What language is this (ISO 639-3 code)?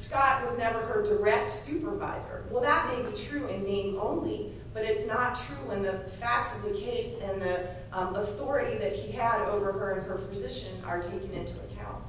eng